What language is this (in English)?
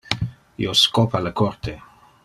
Interlingua